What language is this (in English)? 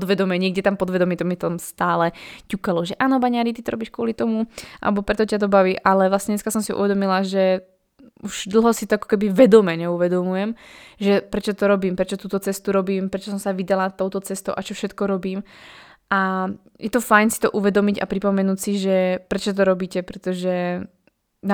Slovak